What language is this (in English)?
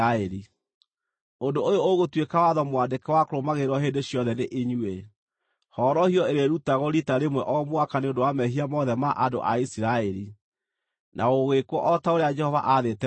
Kikuyu